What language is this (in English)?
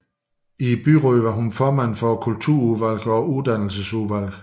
Danish